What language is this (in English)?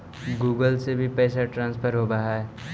Magahi